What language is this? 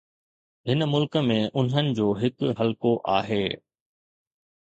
Sindhi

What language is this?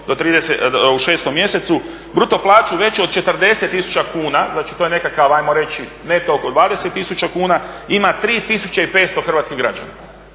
Croatian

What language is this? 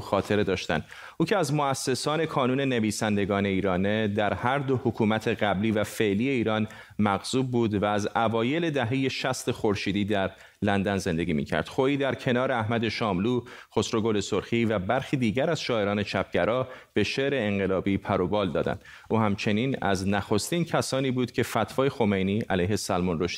Persian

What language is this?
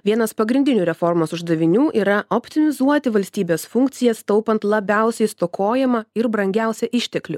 Lithuanian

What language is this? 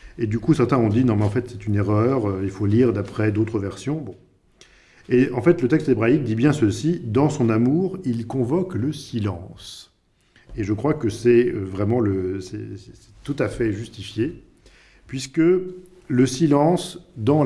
French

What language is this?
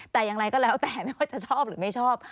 Thai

